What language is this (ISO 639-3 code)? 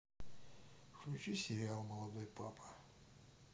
rus